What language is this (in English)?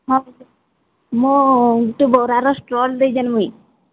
Odia